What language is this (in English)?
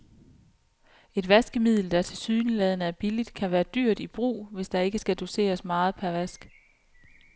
Danish